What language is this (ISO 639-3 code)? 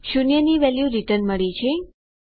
guj